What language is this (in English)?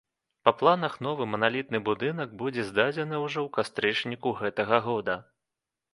Belarusian